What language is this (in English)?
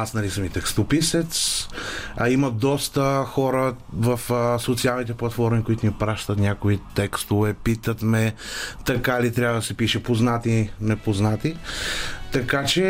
Bulgarian